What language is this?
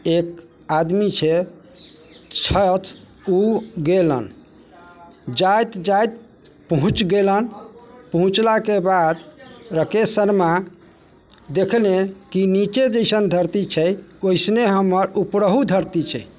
Maithili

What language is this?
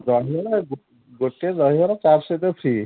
Odia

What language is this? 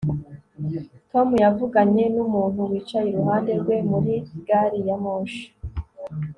Kinyarwanda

